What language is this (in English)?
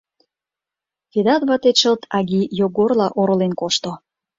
Mari